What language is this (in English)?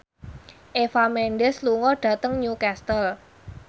Javanese